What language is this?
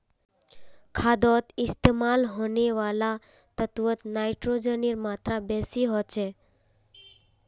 Magahi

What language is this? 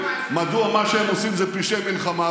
Hebrew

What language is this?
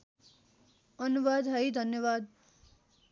Nepali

